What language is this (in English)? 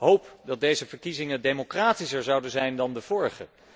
Dutch